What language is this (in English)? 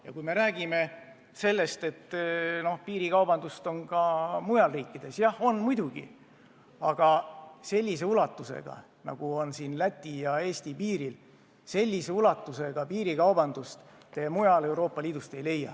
Estonian